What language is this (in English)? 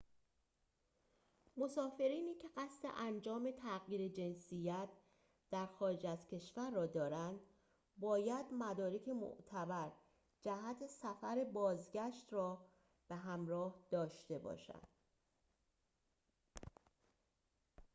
Persian